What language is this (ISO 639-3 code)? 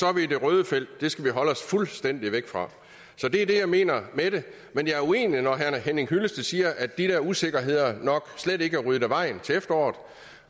dan